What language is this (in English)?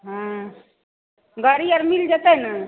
Maithili